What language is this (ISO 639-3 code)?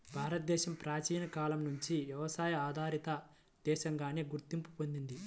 tel